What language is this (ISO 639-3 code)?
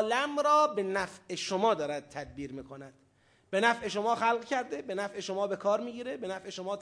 fas